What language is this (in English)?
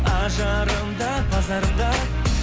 Kazakh